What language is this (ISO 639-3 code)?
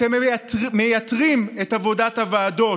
heb